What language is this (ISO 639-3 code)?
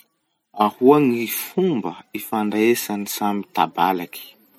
msh